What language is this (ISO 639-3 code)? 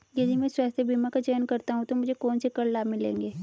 hin